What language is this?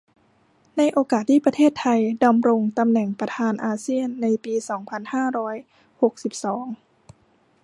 Thai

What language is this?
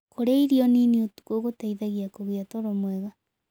Kikuyu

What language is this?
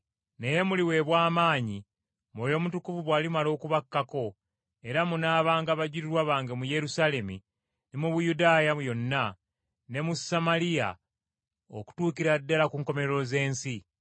Ganda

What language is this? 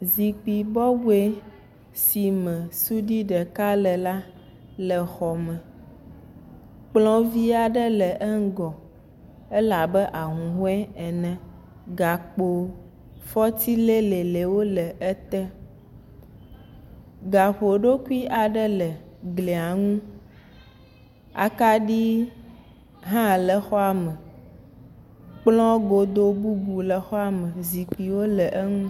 Ewe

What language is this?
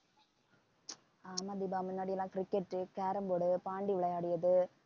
Tamil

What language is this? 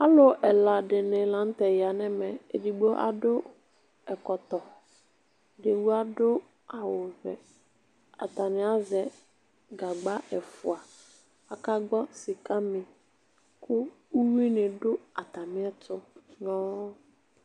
Ikposo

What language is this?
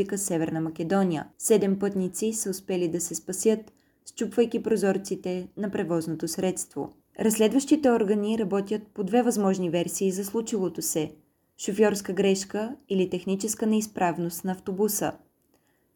Bulgarian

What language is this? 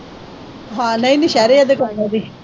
Punjabi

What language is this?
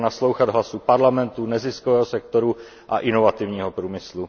Czech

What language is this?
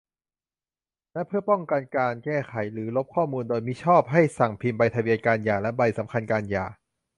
Thai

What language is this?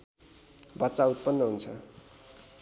Nepali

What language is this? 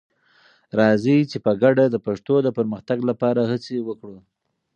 Pashto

